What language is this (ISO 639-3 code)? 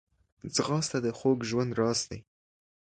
pus